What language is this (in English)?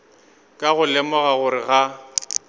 Northern Sotho